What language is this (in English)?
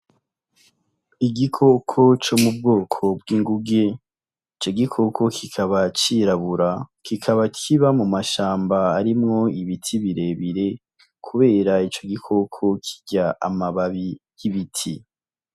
Rundi